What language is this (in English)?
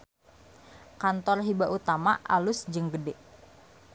Sundanese